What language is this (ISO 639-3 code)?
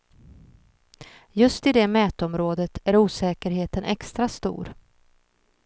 swe